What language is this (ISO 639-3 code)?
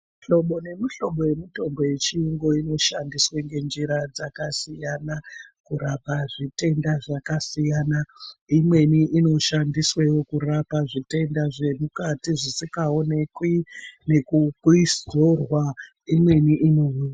ndc